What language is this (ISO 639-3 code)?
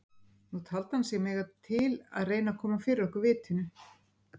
isl